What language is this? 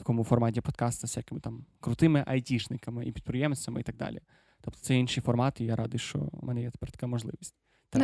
Ukrainian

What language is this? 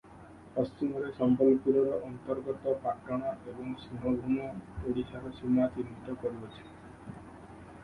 Odia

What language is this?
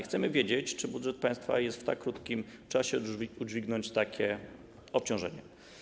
Polish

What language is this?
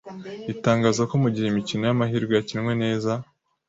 Kinyarwanda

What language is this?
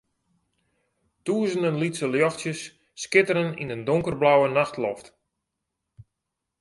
Western Frisian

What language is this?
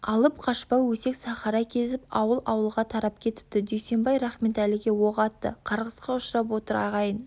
Kazakh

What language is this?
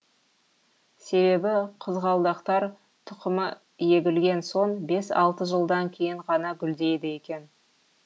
Kazakh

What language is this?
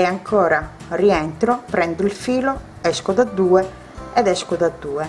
Italian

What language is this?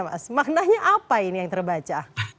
Indonesian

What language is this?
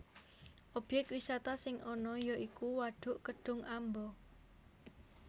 Javanese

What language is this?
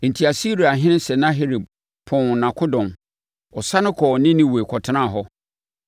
Akan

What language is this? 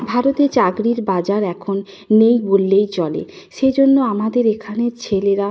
Bangla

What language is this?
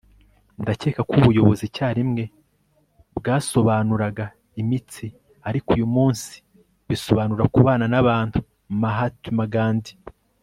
Kinyarwanda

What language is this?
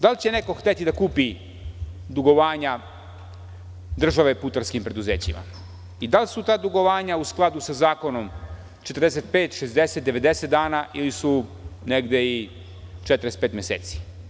Serbian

